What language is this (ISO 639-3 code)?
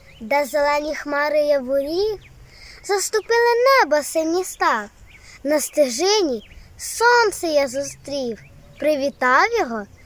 ukr